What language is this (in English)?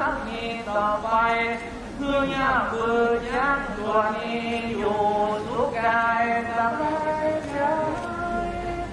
Thai